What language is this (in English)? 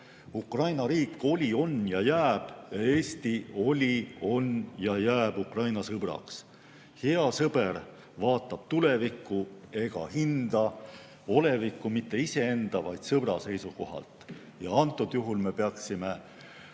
Estonian